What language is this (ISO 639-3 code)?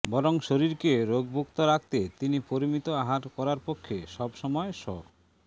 ben